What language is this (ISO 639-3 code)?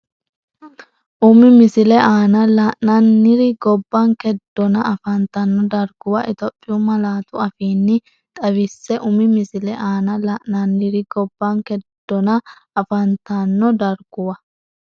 sid